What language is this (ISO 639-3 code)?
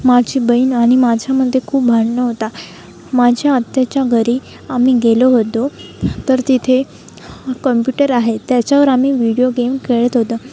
mar